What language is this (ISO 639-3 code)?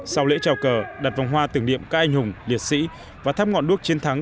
vie